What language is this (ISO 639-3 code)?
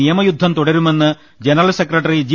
mal